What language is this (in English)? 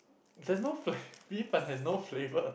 English